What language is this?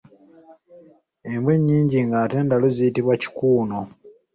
Ganda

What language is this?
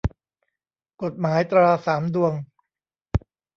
Thai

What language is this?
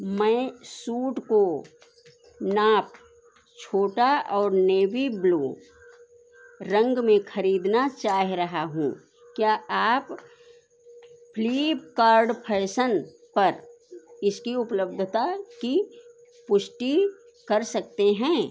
Hindi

